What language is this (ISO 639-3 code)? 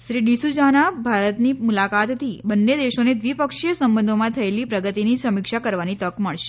guj